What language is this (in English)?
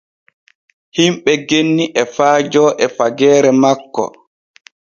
Borgu Fulfulde